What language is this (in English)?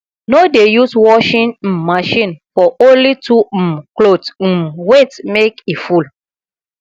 Nigerian Pidgin